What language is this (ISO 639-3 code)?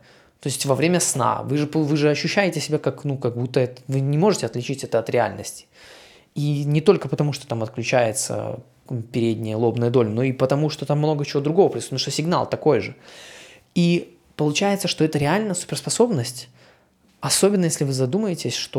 rus